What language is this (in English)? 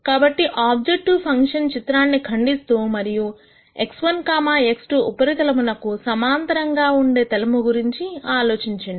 Telugu